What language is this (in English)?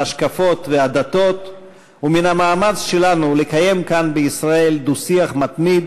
Hebrew